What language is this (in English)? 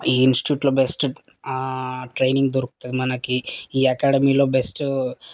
Telugu